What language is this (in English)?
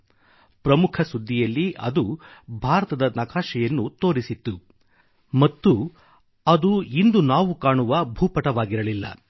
Kannada